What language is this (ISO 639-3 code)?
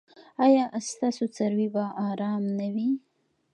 pus